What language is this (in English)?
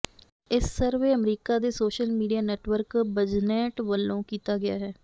Punjabi